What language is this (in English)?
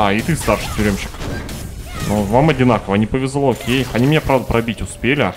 Russian